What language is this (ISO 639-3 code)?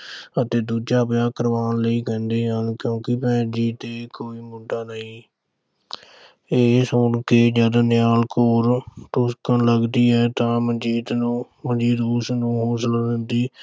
pan